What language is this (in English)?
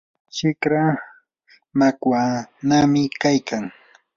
Yanahuanca Pasco Quechua